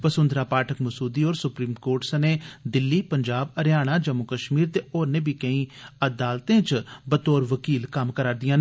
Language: Dogri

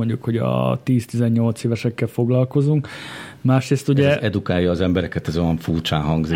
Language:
Hungarian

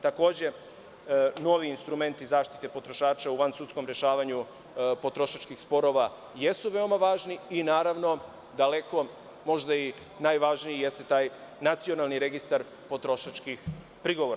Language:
Serbian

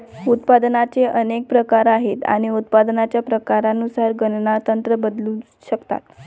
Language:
Marathi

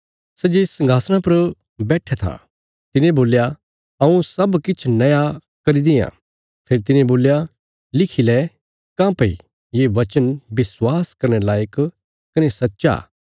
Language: Bilaspuri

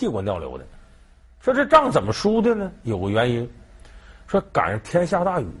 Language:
Chinese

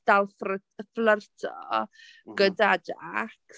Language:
Welsh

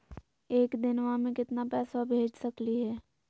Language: Magahi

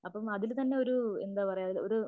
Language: Malayalam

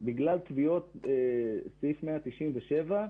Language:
Hebrew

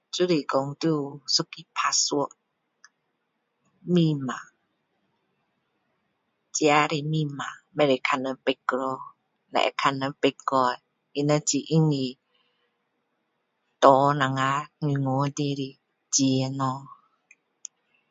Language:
Min Dong Chinese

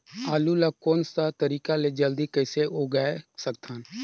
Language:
Chhattisgarhi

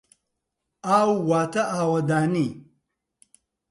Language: Central Kurdish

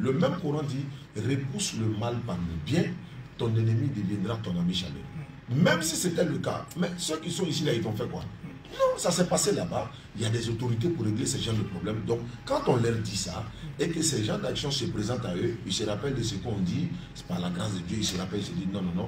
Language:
French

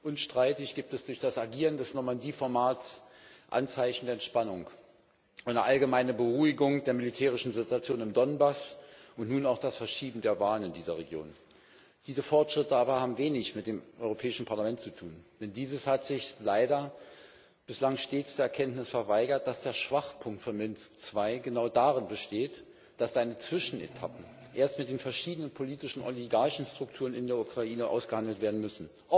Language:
German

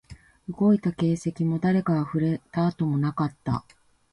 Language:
Japanese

